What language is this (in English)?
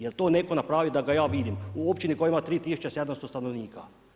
Croatian